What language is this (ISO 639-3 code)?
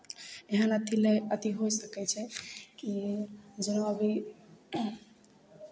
mai